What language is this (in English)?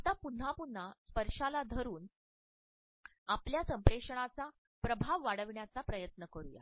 Marathi